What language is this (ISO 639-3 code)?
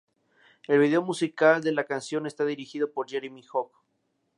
spa